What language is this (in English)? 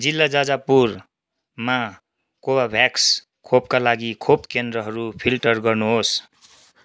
Nepali